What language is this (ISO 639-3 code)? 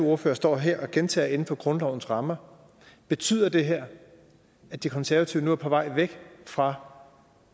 dan